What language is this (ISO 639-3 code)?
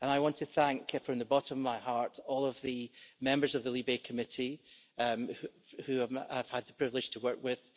eng